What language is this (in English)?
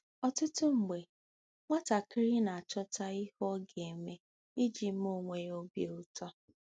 Igbo